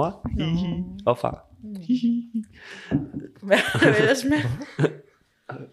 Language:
Danish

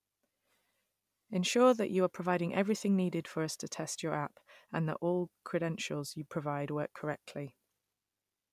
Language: English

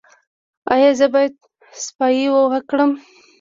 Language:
Pashto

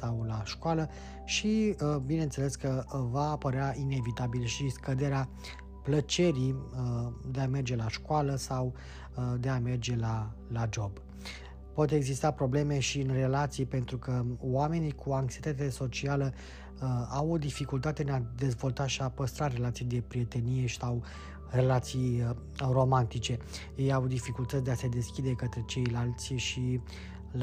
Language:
Romanian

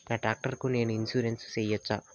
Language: Telugu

